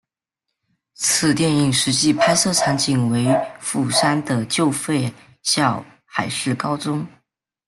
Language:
Chinese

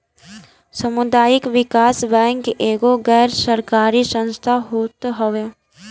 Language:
Bhojpuri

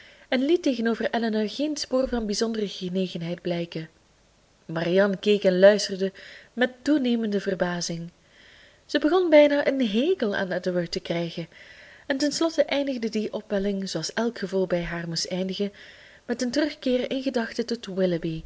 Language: Dutch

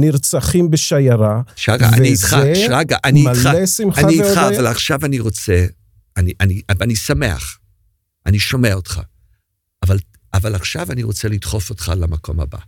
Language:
Hebrew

